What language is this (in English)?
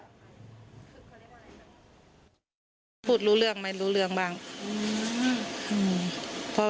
Thai